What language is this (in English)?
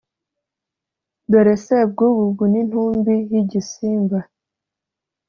Kinyarwanda